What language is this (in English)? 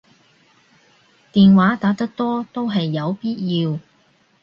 Cantonese